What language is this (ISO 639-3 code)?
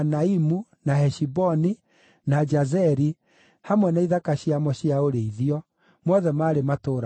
kik